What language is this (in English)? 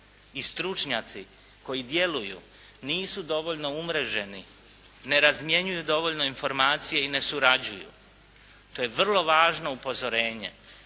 Croatian